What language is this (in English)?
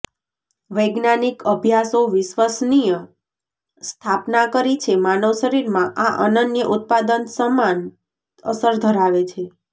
Gujarati